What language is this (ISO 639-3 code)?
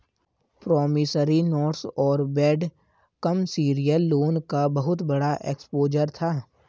hin